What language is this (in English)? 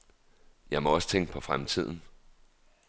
Danish